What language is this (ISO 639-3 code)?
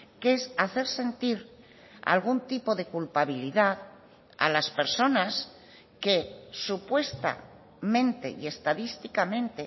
spa